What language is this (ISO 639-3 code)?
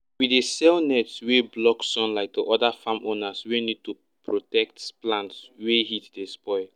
pcm